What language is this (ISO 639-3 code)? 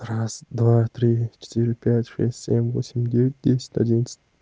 rus